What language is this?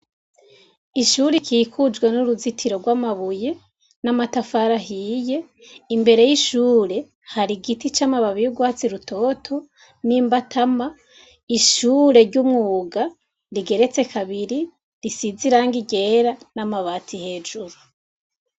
Rundi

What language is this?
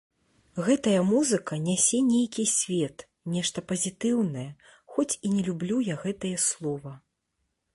Belarusian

